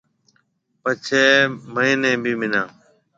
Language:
Marwari (Pakistan)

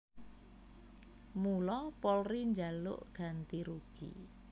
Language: Javanese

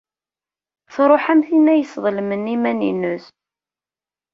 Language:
Kabyle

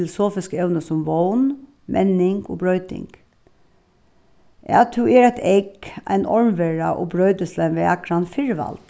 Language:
Faroese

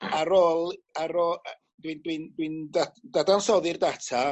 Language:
Welsh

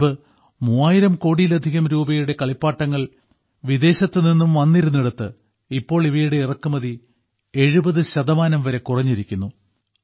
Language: Malayalam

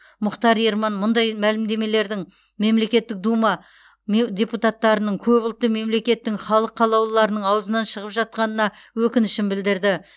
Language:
Kazakh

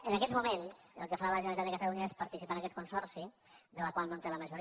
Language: Catalan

